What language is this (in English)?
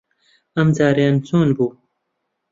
Central Kurdish